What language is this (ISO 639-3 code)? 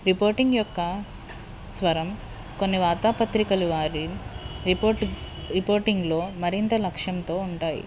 tel